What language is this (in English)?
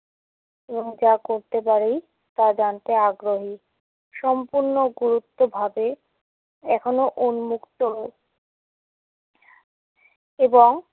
Bangla